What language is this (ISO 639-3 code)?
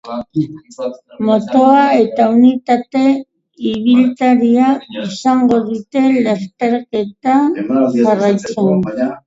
eus